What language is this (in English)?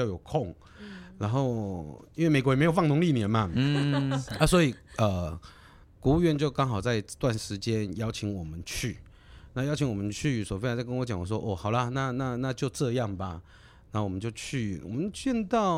Chinese